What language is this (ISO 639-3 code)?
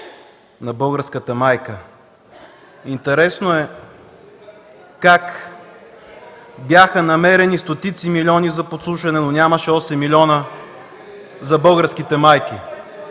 bul